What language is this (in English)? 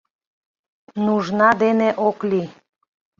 Mari